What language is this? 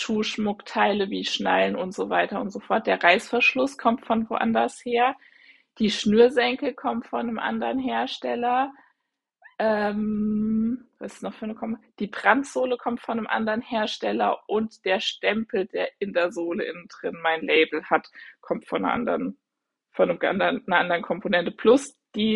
German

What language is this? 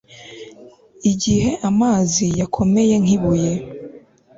Kinyarwanda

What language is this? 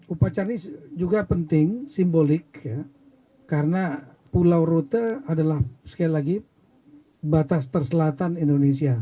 Indonesian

